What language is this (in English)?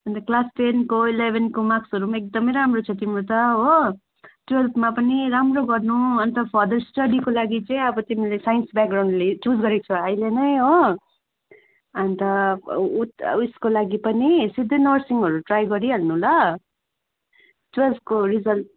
Nepali